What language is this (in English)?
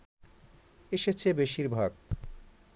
Bangla